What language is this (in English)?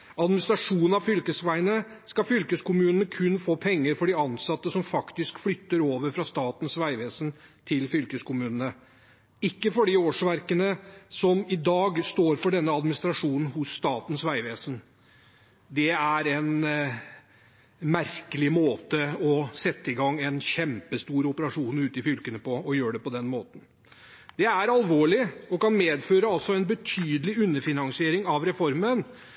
Norwegian Bokmål